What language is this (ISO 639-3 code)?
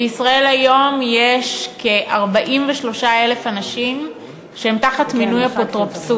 heb